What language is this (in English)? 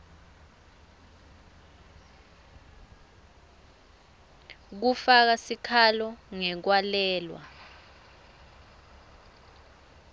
Swati